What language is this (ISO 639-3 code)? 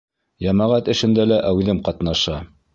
bak